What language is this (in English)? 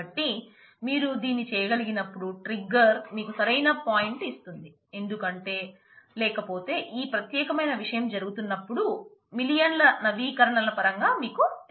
Telugu